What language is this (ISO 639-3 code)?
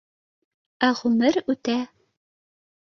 bak